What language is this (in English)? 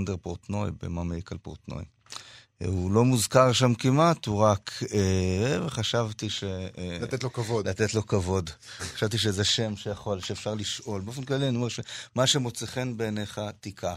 Hebrew